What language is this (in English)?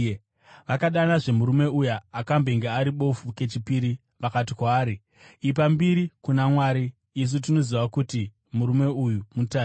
Shona